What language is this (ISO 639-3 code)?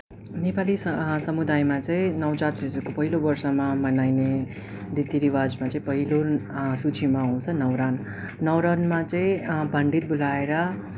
nep